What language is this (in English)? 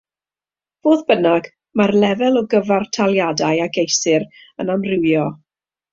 Welsh